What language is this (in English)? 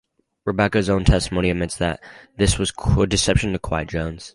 English